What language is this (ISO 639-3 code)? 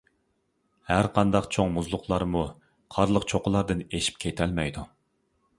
uig